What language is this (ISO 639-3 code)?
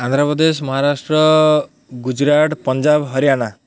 ori